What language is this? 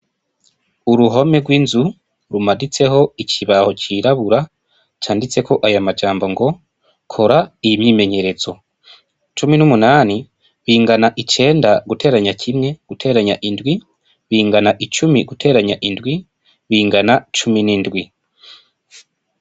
Rundi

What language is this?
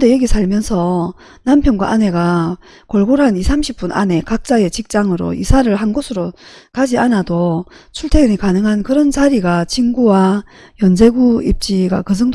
Korean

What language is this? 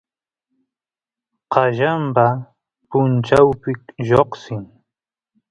Santiago del Estero Quichua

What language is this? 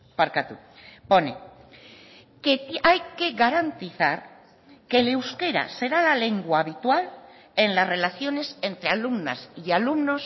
Spanish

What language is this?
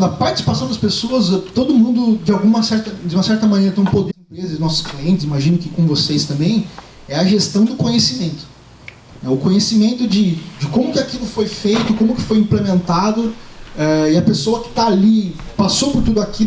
Portuguese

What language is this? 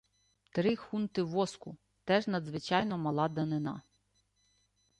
Ukrainian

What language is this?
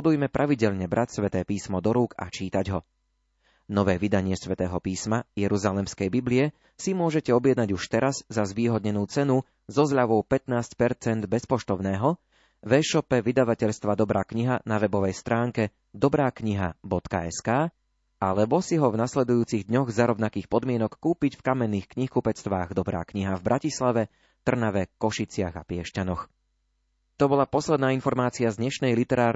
Slovak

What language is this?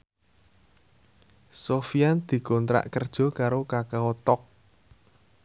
Javanese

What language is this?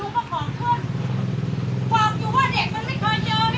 Thai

